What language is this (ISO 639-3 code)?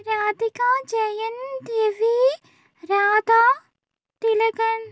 mal